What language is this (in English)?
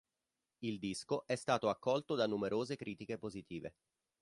Italian